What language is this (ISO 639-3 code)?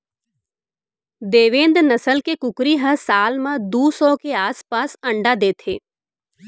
hne